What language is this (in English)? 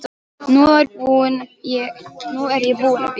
Icelandic